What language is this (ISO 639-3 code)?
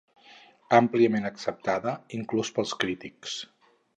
cat